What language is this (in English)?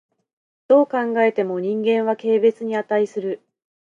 Japanese